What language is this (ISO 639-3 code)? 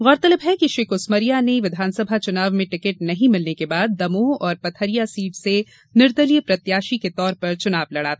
hin